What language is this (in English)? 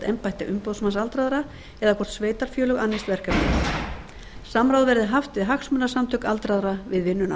Icelandic